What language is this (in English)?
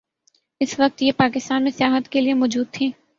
Urdu